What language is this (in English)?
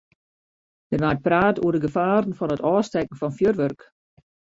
Western Frisian